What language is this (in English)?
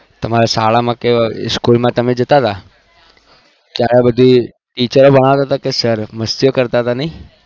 Gujarati